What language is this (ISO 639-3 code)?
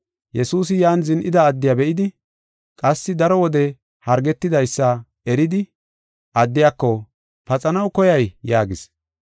gof